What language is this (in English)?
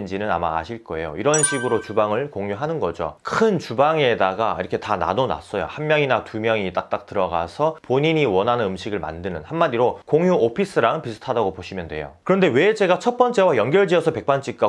Korean